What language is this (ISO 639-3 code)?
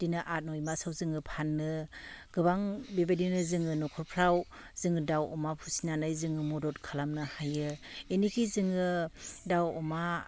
brx